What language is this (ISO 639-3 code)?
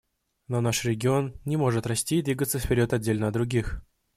rus